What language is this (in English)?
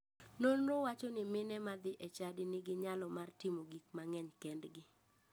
Luo (Kenya and Tanzania)